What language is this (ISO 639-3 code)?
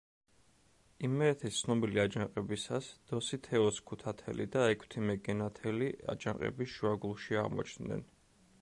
kat